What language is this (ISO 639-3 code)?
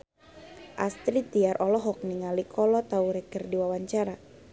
sun